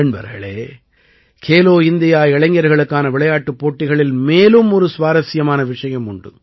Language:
Tamil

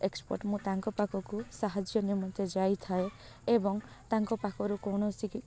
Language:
Odia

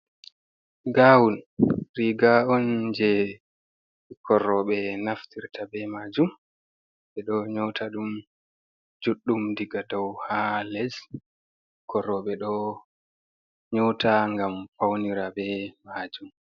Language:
Fula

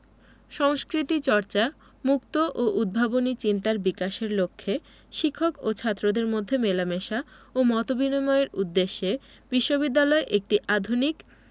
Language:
Bangla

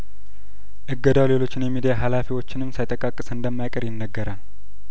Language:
Amharic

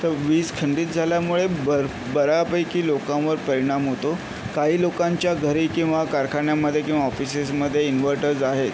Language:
Marathi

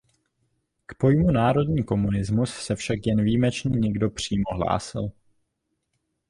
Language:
Czech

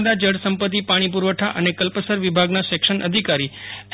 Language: Gujarati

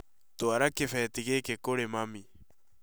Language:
Kikuyu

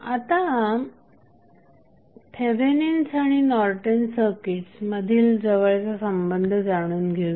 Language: Marathi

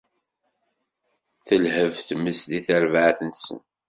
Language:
Kabyle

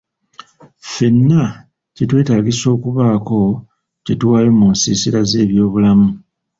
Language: Ganda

